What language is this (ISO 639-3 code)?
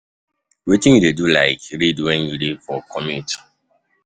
pcm